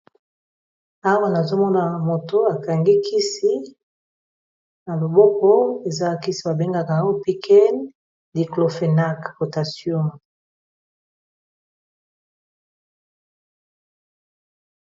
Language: Lingala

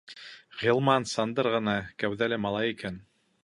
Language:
Bashkir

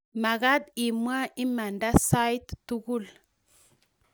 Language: Kalenjin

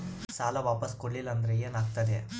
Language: Kannada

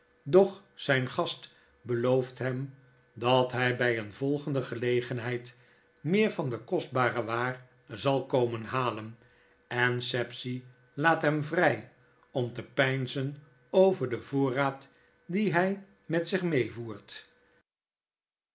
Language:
Dutch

